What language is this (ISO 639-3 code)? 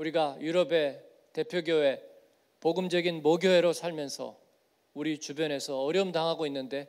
kor